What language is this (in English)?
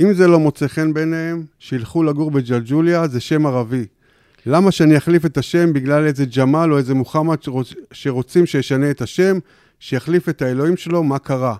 Hebrew